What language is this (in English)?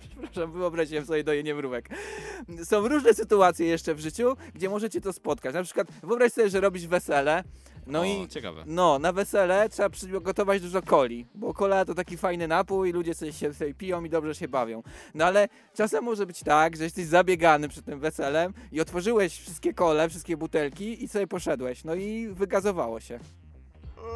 Polish